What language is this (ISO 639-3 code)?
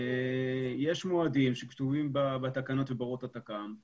heb